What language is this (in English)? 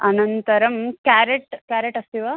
Sanskrit